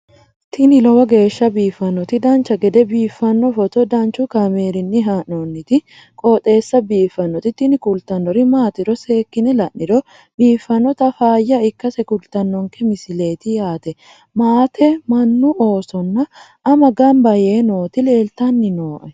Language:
Sidamo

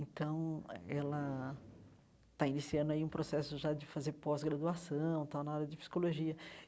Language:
Portuguese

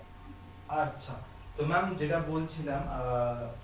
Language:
Bangla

